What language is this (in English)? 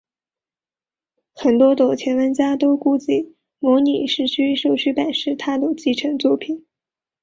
Chinese